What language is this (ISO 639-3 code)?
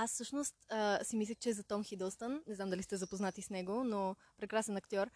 bul